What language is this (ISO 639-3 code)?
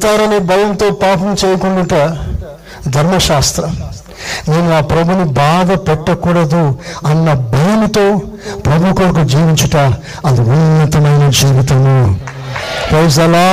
tel